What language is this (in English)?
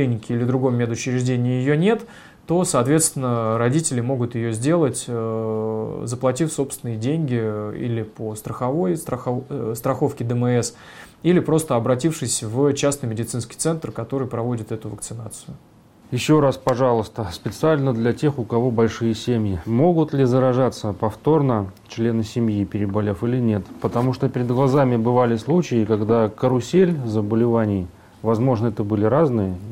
Russian